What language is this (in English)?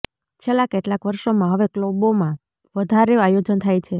Gujarati